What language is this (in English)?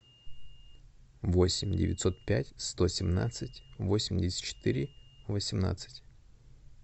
Russian